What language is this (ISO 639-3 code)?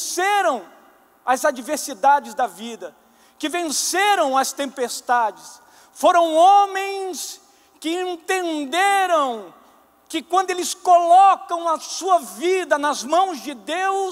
por